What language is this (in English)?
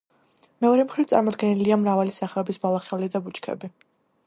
Georgian